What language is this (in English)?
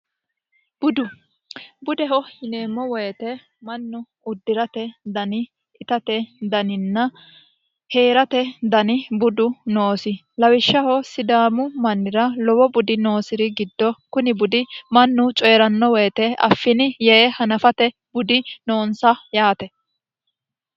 Sidamo